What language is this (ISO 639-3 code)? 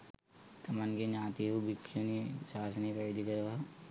sin